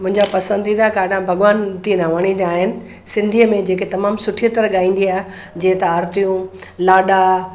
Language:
Sindhi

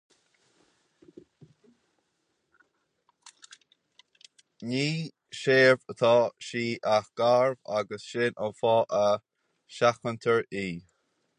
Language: Irish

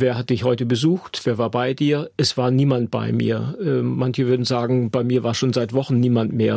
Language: German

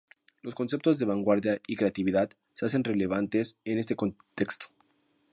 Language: Spanish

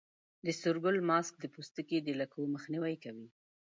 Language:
Pashto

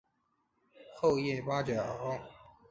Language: Chinese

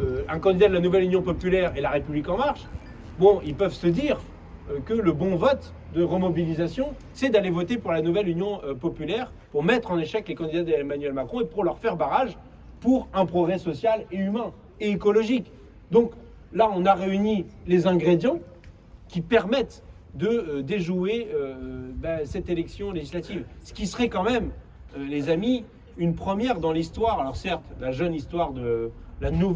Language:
French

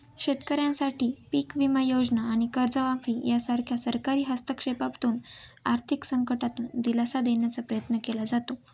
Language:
Marathi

